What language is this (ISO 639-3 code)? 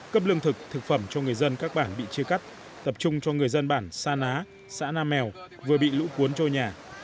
vie